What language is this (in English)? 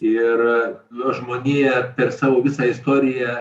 Lithuanian